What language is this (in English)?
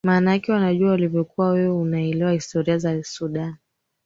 Swahili